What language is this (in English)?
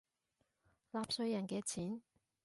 Cantonese